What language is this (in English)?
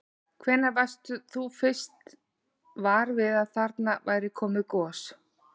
Icelandic